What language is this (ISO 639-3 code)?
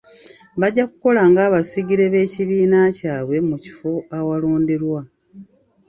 lug